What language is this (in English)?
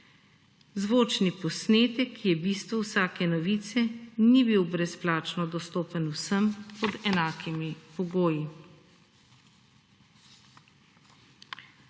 Slovenian